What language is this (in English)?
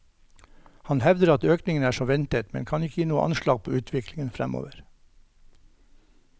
Norwegian